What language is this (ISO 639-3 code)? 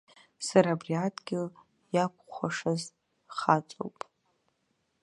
abk